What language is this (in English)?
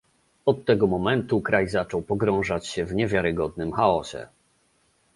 Polish